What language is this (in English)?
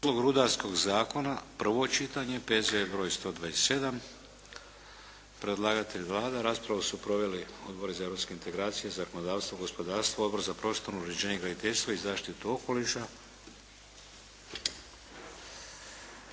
Croatian